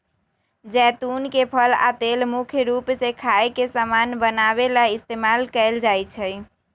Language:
Magahi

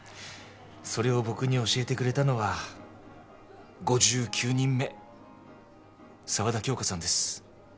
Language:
Japanese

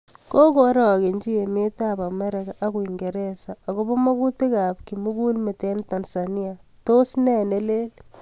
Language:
Kalenjin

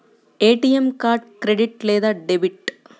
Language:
Telugu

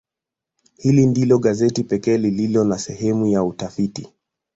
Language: Swahili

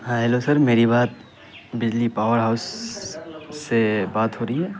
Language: Urdu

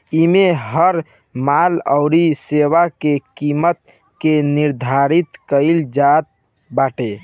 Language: Bhojpuri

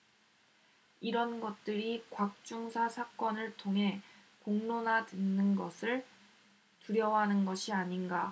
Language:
Korean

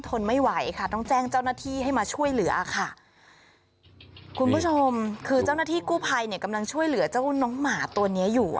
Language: Thai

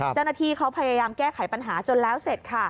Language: Thai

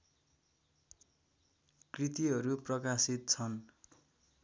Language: Nepali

